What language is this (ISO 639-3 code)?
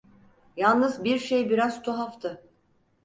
tur